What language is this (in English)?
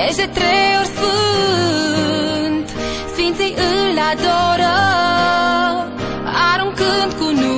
Romanian